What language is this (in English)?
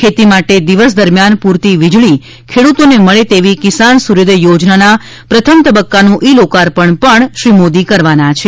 Gujarati